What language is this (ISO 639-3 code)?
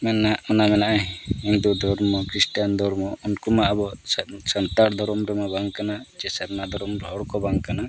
sat